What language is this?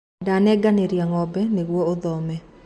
Kikuyu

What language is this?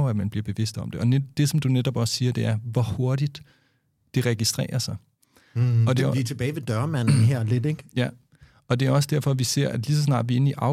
Danish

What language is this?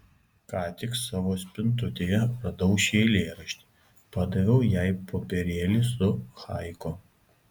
Lithuanian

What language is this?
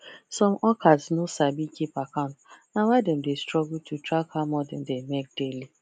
Nigerian Pidgin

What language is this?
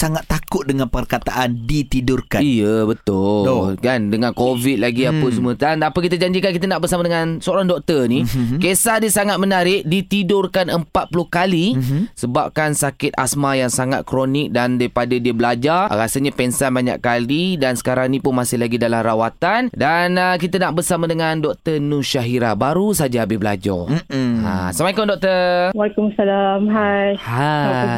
Malay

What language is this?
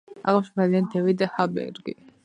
Georgian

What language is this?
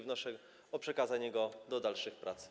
Polish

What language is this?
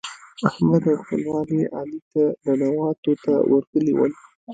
Pashto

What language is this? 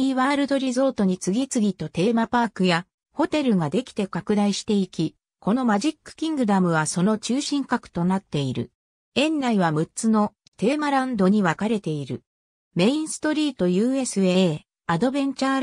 Japanese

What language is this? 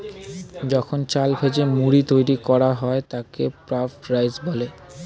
Bangla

